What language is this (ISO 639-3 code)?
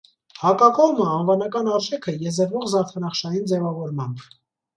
hye